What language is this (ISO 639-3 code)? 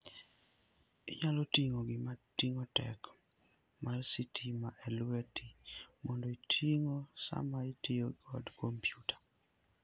luo